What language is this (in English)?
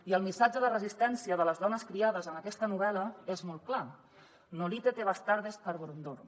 Catalan